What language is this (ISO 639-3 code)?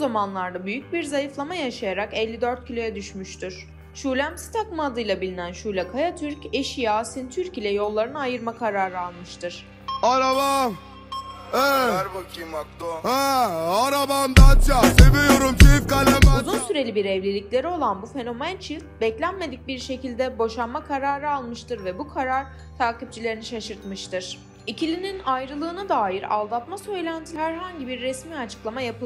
tur